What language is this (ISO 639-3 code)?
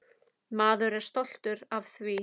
isl